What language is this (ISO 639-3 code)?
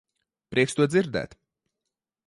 lav